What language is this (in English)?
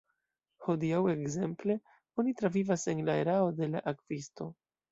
Esperanto